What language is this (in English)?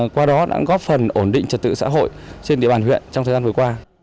Vietnamese